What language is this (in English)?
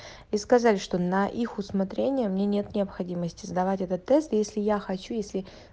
Russian